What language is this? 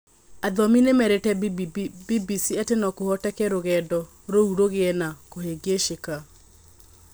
Kikuyu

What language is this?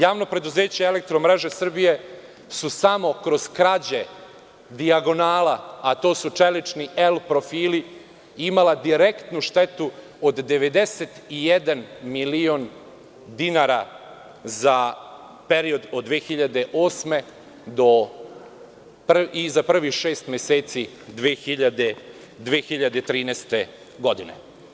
Serbian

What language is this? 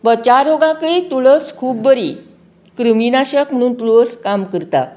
Konkani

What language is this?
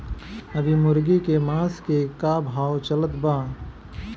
Bhojpuri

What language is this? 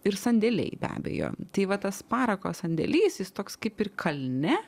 Lithuanian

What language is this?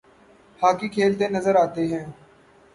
Urdu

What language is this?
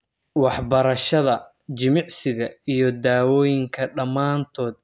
Somali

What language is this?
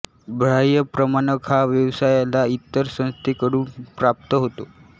Marathi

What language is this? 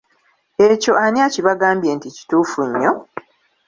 Ganda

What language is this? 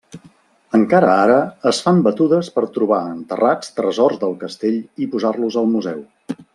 Catalan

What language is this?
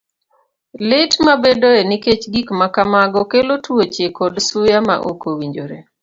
Luo (Kenya and Tanzania)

